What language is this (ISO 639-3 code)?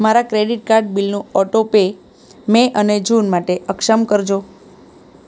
guj